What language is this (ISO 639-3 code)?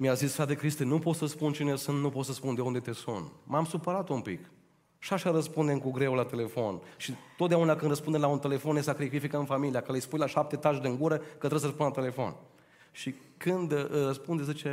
ron